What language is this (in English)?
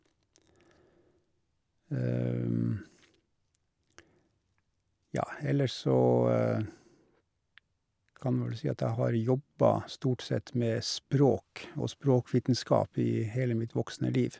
Norwegian